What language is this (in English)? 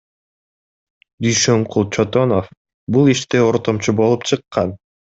Kyrgyz